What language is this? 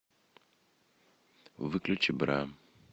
Russian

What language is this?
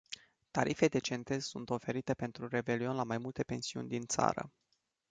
Romanian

